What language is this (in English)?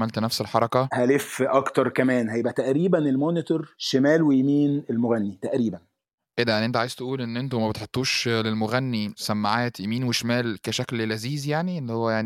Arabic